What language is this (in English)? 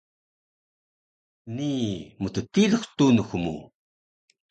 Taroko